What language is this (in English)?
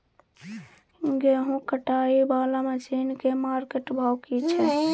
Maithili